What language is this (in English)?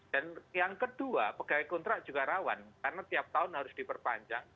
Indonesian